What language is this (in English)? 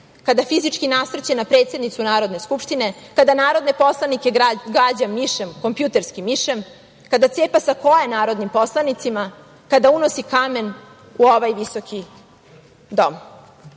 Serbian